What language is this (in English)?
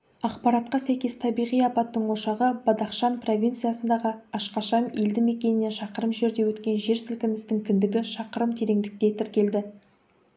Kazakh